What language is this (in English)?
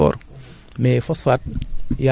Wolof